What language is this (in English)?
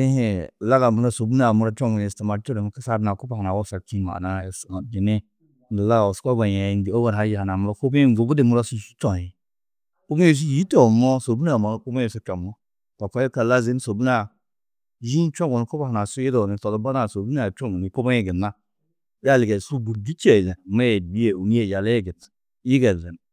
Tedaga